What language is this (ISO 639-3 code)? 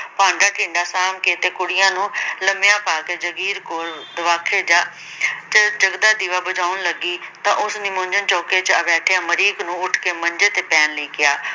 pan